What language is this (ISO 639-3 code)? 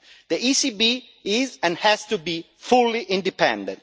eng